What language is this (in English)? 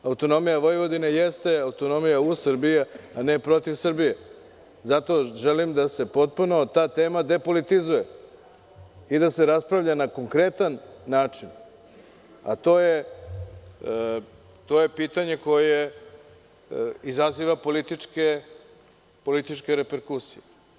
Serbian